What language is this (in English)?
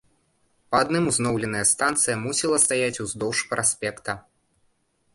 Belarusian